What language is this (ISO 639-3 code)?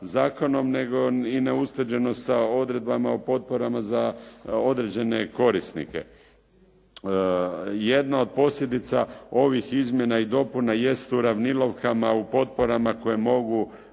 hrv